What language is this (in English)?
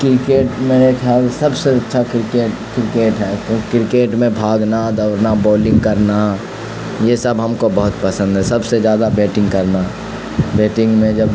Urdu